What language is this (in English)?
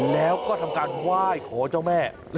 Thai